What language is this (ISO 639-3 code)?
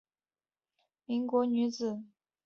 zho